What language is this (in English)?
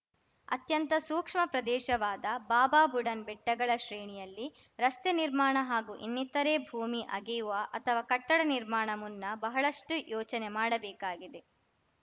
Kannada